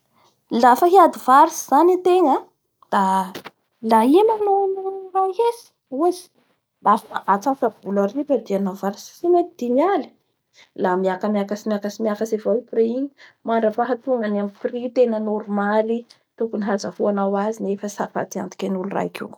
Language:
Bara Malagasy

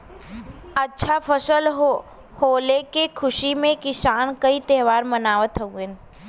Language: Bhojpuri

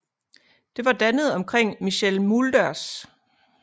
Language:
Danish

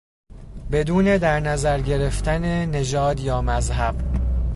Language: Persian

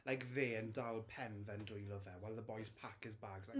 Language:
Welsh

